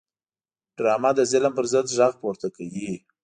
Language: Pashto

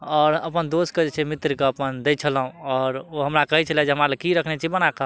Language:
Maithili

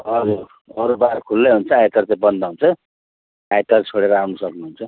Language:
Nepali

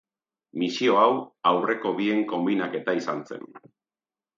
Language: Basque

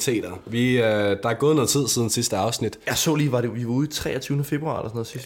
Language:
Danish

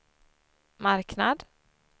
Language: Swedish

